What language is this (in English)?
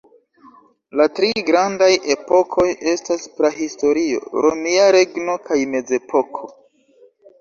Esperanto